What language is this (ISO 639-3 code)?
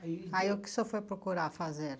por